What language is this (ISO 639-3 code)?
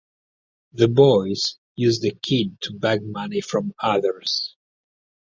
eng